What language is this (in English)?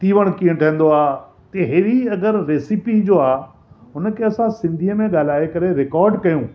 Sindhi